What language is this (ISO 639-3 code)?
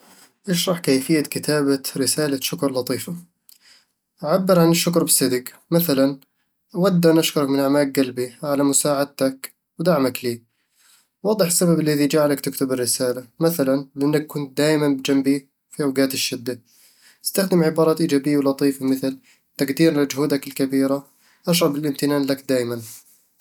avl